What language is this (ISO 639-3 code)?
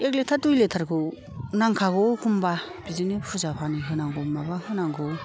brx